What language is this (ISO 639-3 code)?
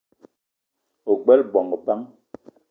eto